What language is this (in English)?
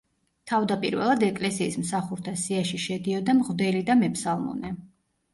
Georgian